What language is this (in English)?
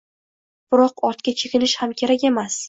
Uzbek